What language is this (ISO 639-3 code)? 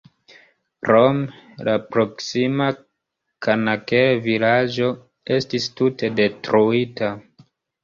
epo